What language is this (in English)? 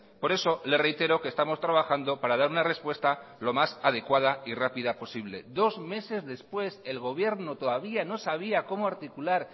Spanish